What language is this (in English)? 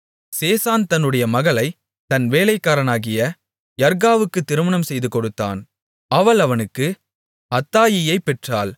Tamil